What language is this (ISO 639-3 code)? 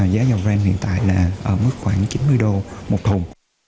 vie